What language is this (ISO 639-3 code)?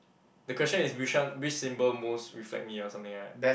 eng